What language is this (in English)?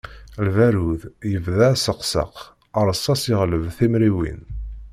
Kabyle